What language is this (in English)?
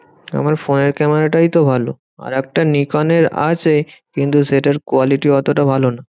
Bangla